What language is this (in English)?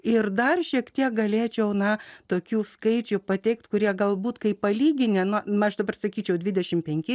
Lithuanian